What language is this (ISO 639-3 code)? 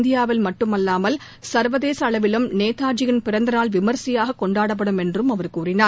tam